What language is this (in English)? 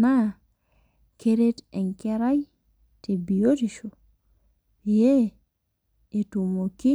Masai